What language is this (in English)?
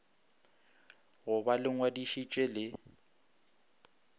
Northern Sotho